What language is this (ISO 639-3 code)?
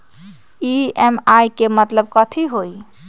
mag